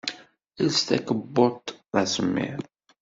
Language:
Kabyle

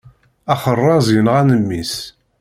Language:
Kabyle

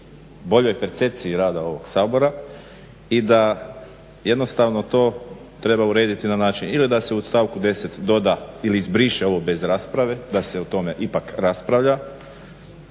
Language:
Croatian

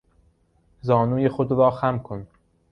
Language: Persian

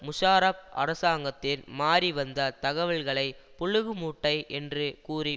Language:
Tamil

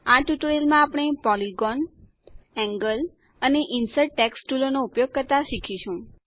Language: Gujarati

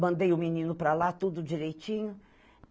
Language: Portuguese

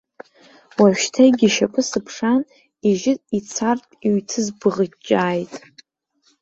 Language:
Abkhazian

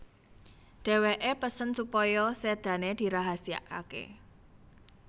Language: Javanese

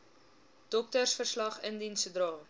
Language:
Afrikaans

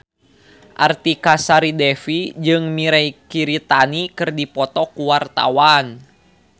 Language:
Sundanese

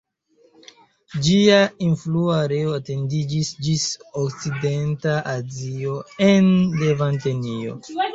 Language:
Esperanto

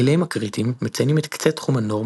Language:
Hebrew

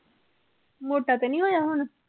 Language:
Punjabi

